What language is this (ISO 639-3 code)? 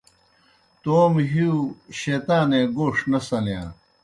plk